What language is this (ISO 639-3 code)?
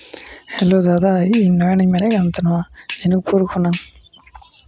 sat